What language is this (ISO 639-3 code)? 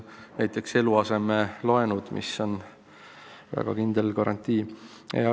est